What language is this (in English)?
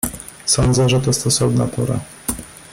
Polish